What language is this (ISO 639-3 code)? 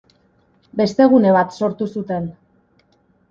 eus